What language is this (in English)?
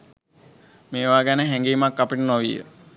Sinhala